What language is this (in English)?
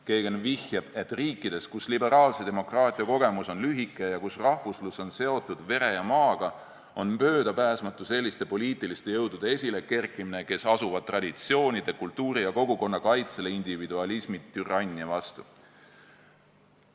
Estonian